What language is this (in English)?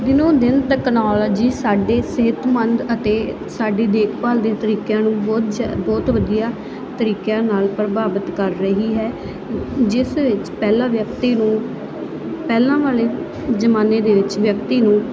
Punjabi